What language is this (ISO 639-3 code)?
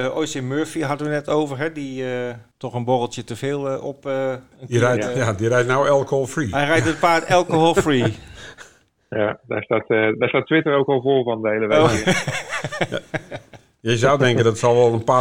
nld